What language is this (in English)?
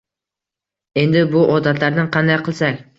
Uzbek